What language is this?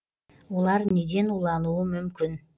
Kazakh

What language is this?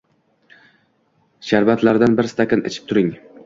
Uzbek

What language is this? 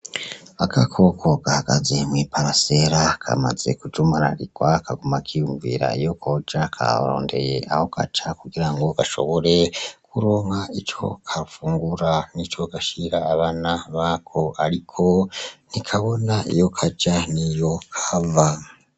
Rundi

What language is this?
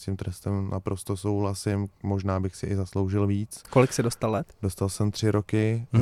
Czech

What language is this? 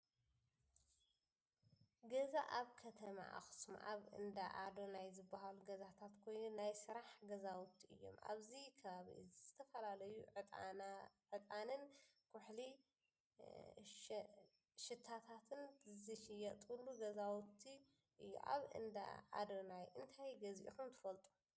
Tigrinya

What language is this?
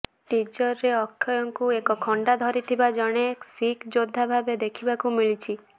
Odia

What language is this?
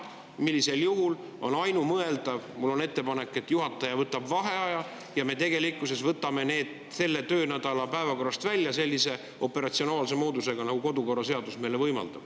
Estonian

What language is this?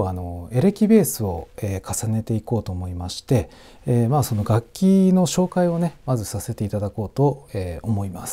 Japanese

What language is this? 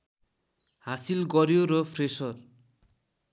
Nepali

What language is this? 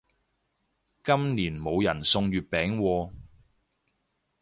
Cantonese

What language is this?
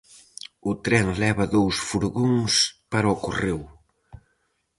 Galician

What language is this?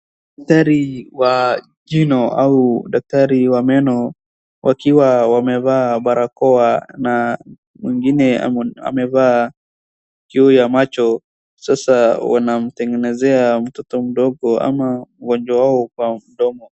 Swahili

